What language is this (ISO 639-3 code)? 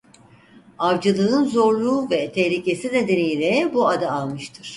tur